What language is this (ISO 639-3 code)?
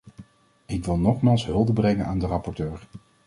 nld